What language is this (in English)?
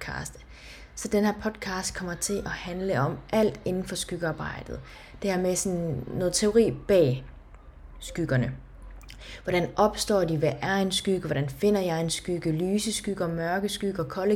Danish